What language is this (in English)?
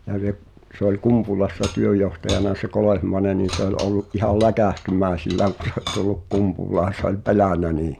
Finnish